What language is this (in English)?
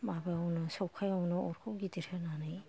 Bodo